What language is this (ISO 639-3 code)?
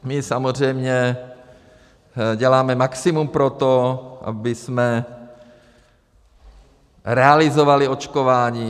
ces